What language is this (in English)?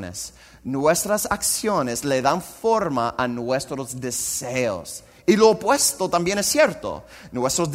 Spanish